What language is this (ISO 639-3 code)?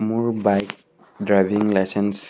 asm